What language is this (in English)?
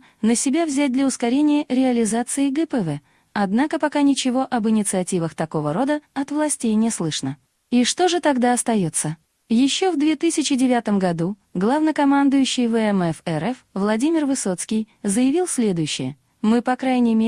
Russian